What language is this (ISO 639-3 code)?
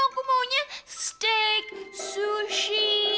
ind